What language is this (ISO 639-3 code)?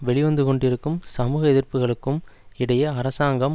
tam